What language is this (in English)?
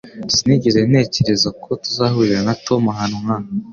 Kinyarwanda